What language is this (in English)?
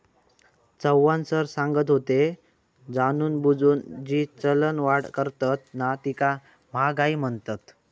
Marathi